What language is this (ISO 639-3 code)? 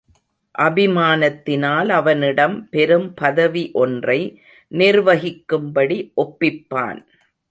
tam